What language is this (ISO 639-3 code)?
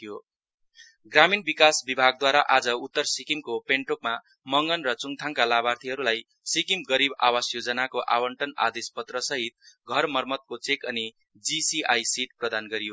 nep